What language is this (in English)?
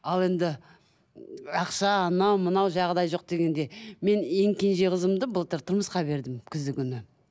Kazakh